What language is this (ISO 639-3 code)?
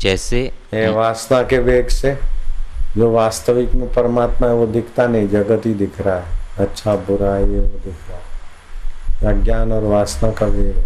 hin